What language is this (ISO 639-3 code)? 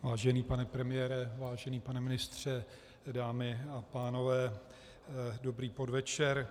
ces